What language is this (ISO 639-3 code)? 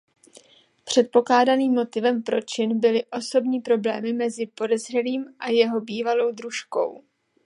ces